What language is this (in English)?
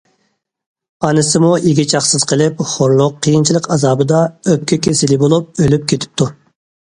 Uyghur